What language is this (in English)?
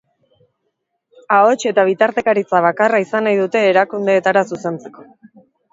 Basque